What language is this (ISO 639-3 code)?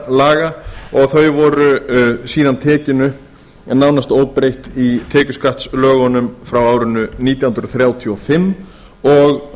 isl